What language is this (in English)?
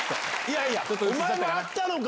Japanese